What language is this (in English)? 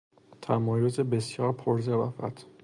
Persian